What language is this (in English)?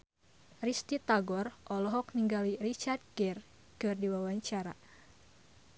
Sundanese